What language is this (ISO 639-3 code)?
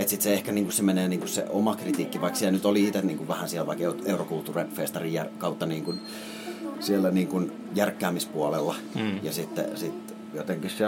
fin